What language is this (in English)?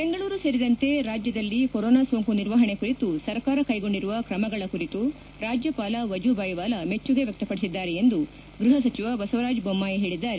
Kannada